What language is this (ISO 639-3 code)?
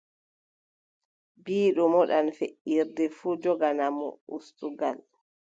fub